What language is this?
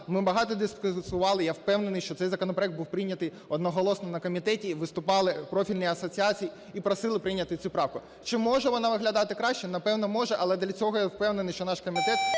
Ukrainian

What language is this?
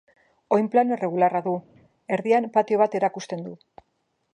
Basque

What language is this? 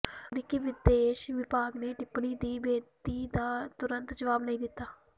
Punjabi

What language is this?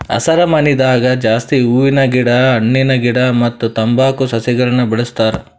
Kannada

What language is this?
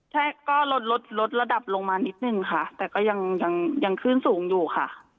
Thai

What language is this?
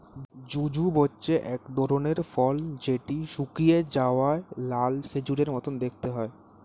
Bangla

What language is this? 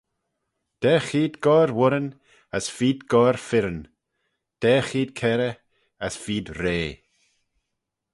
Manx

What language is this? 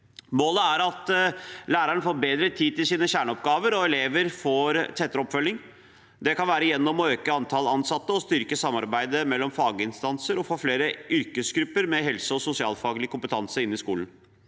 Norwegian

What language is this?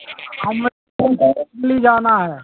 Urdu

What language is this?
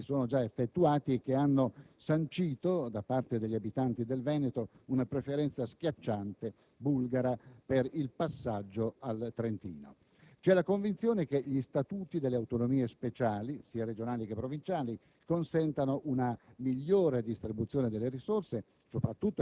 Italian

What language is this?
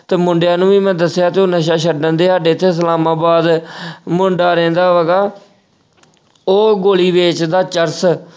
Punjabi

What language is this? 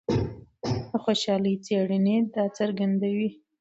Pashto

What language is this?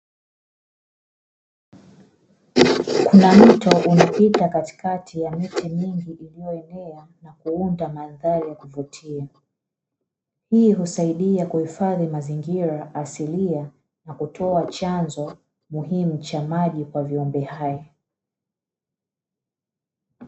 Swahili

